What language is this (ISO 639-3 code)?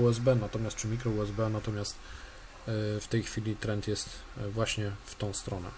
pol